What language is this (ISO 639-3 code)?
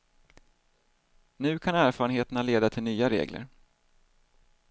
swe